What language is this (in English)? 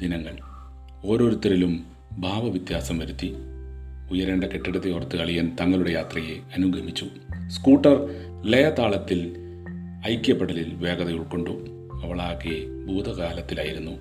Malayalam